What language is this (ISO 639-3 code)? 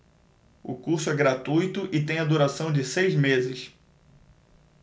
por